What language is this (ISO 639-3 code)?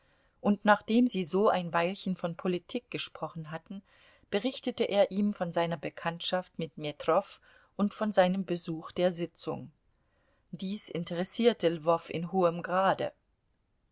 deu